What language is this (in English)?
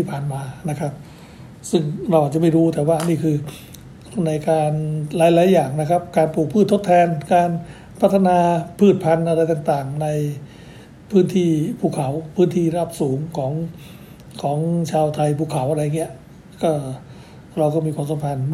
Thai